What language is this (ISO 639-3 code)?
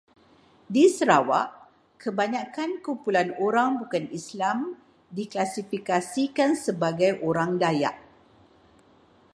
msa